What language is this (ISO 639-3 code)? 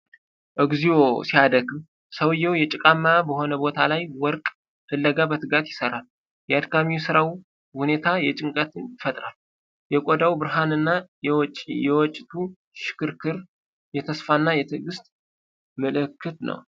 amh